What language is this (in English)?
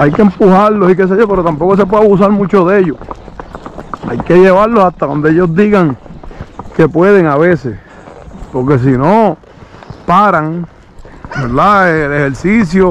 Spanish